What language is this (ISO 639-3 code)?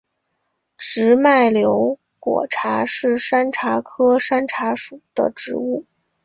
zho